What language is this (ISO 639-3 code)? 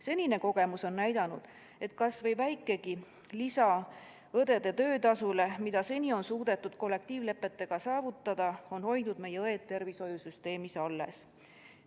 est